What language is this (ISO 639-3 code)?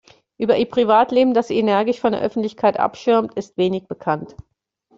deu